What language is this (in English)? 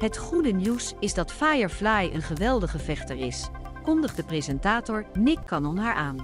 Dutch